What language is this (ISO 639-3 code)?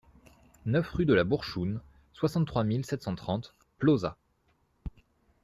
fra